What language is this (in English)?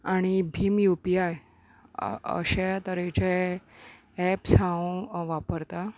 Konkani